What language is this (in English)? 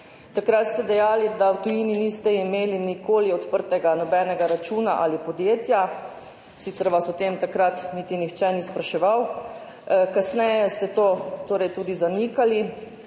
Slovenian